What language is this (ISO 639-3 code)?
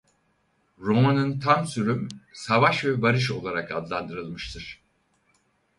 tur